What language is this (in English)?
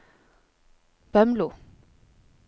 Norwegian